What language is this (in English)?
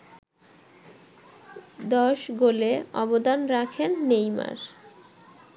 Bangla